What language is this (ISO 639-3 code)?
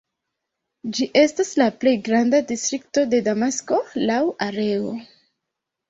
epo